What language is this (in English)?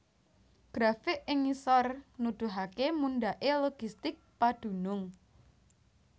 Javanese